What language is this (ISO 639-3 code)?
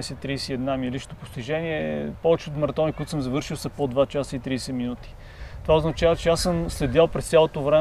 bul